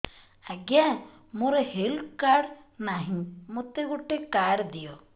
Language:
Odia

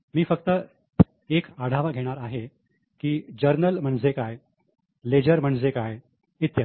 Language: Marathi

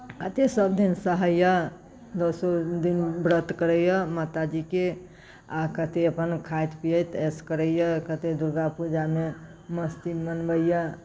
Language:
Maithili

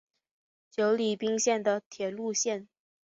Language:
Chinese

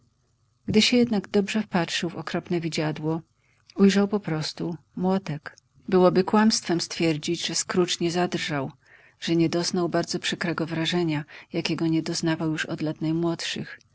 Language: Polish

